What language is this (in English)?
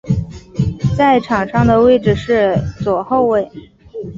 Chinese